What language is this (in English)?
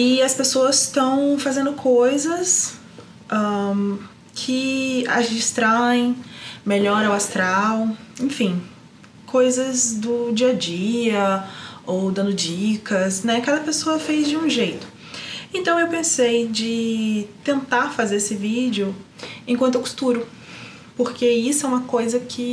Portuguese